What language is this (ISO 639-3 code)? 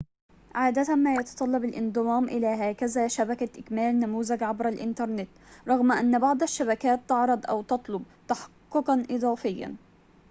ara